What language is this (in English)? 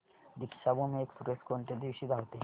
Marathi